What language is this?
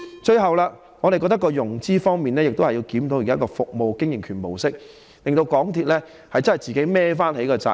Cantonese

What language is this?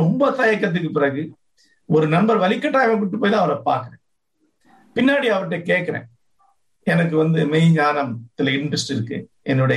Tamil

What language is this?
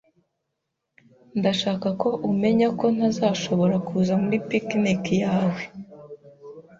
Kinyarwanda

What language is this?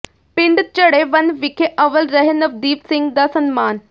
Punjabi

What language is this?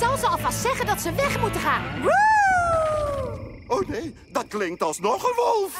Dutch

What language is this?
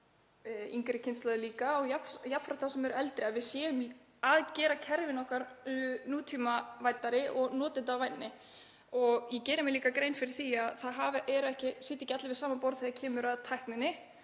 Icelandic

